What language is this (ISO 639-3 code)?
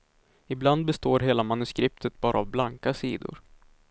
swe